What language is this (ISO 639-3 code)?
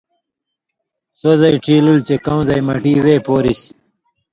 mvy